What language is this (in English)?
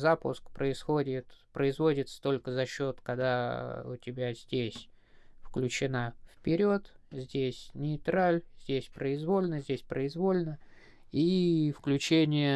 Russian